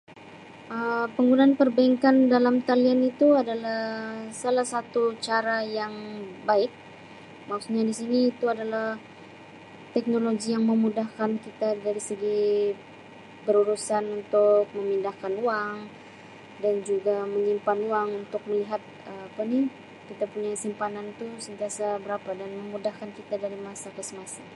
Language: Sabah Malay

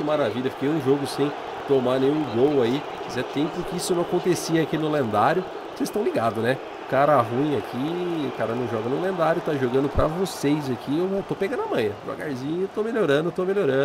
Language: Portuguese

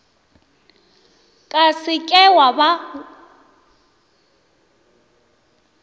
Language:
Northern Sotho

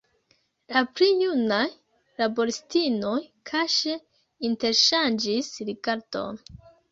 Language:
Esperanto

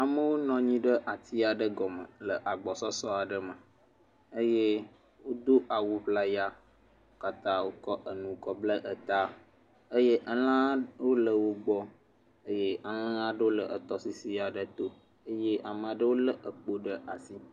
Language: Ewe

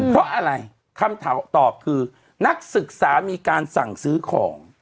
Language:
Thai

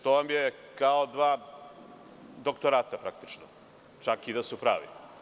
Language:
Serbian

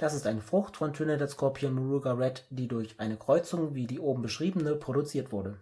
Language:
German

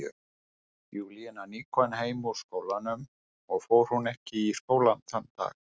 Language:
Icelandic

